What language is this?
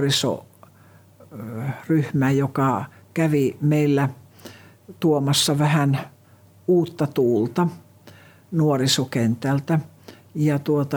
Finnish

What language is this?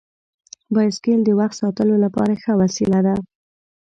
Pashto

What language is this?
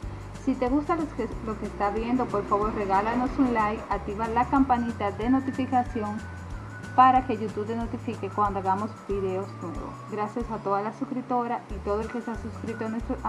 Spanish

